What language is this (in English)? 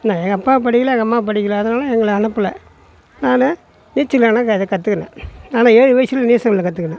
Tamil